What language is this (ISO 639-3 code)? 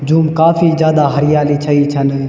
gbm